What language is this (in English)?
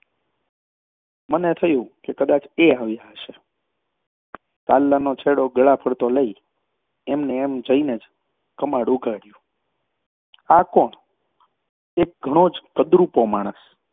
Gujarati